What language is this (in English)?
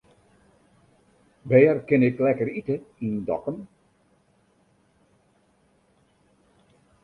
Western Frisian